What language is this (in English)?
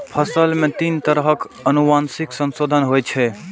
Maithili